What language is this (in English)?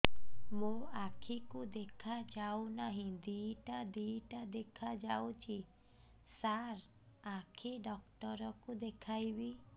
Odia